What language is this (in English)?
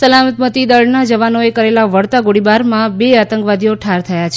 Gujarati